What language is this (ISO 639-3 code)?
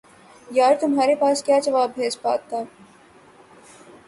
urd